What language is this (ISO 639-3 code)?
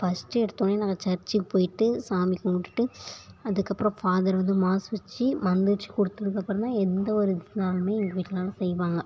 tam